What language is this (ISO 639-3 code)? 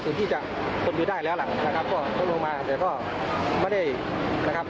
tha